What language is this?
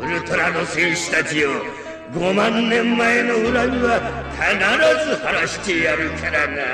Japanese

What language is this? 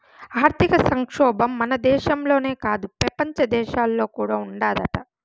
Telugu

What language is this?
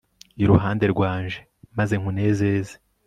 Kinyarwanda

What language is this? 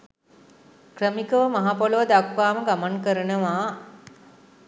Sinhala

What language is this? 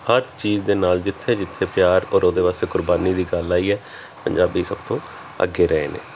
Punjabi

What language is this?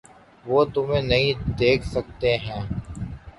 Urdu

